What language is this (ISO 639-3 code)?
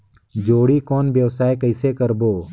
hne